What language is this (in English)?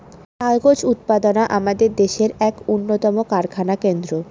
Bangla